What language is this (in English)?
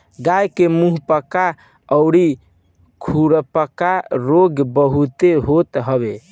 Bhojpuri